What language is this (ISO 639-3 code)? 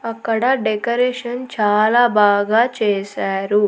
tel